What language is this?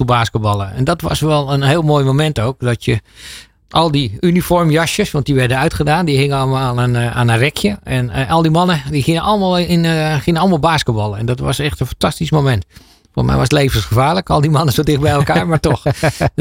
Dutch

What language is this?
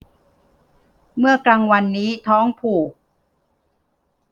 Thai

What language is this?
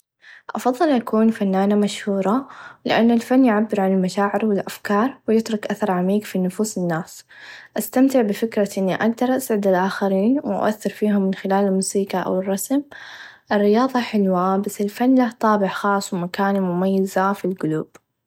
Najdi Arabic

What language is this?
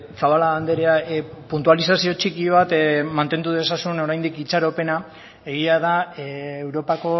Basque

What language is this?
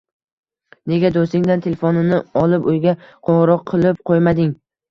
Uzbek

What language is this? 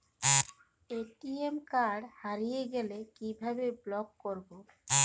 Bangla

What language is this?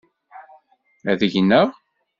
Kabyle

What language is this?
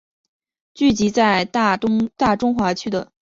Chinese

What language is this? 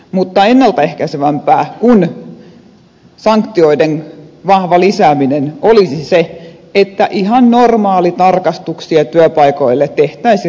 Finnish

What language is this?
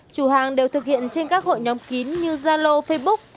Vietnamese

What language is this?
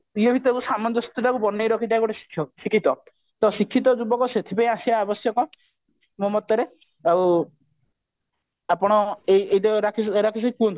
Odia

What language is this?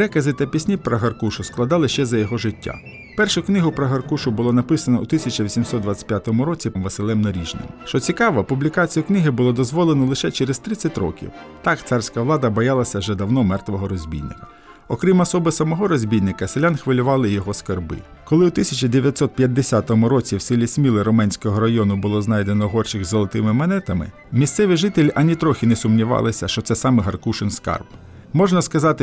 Ukrainian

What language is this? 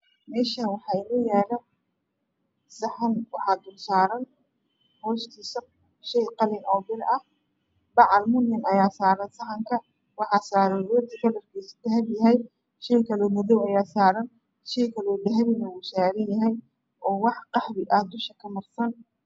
Somali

